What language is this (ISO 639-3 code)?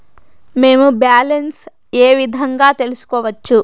tel